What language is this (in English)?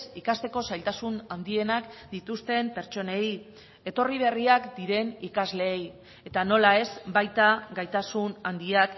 Basque